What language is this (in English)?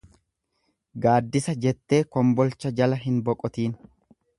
Oromo